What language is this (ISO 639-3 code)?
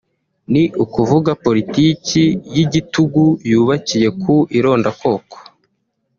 kin